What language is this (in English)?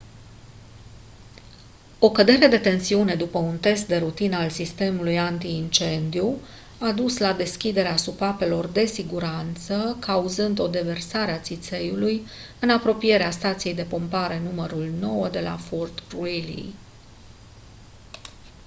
Romanian